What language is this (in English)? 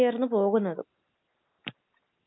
Malayalam